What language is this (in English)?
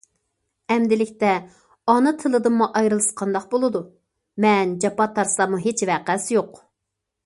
Uyghur